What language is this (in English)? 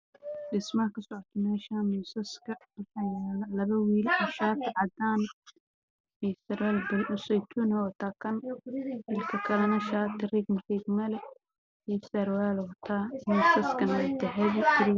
Somali